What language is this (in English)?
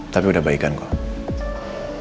Indonesian